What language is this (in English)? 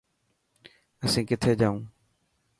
Dhatki